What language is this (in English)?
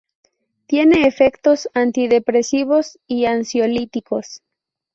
Spanish